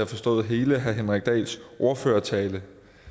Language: Danish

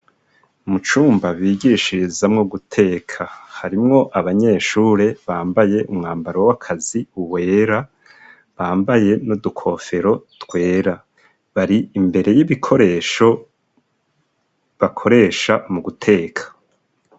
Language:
Rundi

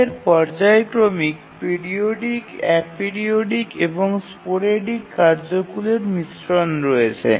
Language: Bangla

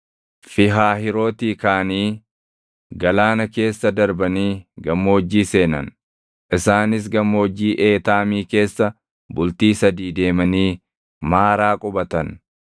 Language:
Oromo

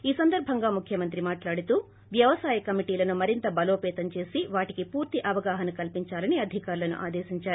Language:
Telugu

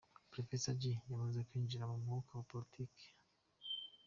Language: Kinyarwanda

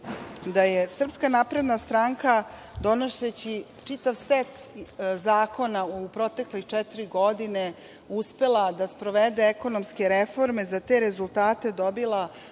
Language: Serbian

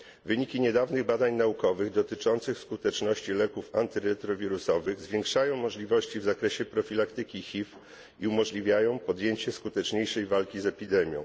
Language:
Polish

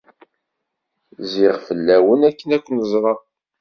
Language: Kabyle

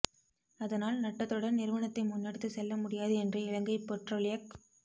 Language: Tamil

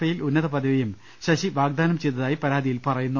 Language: Malayalam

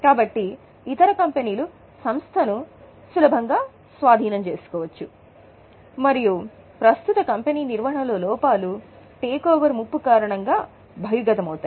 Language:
Telugu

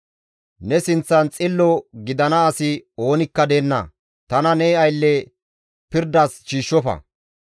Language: Gamo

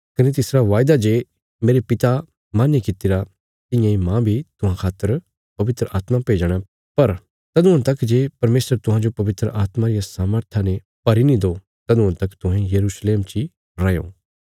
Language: Bilaspuri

